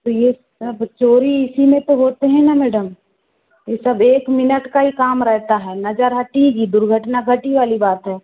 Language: Hindi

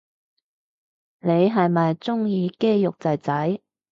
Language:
Cantonese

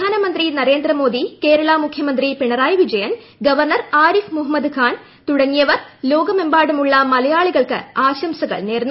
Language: Malayalam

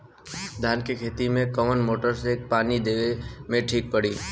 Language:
Bhojpuri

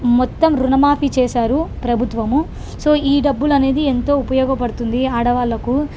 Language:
Telugu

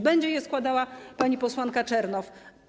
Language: Polish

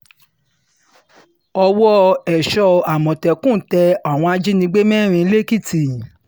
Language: Yoruba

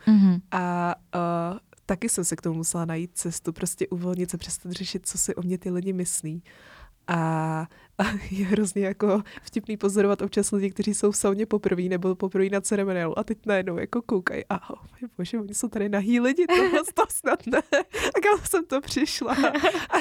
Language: Czech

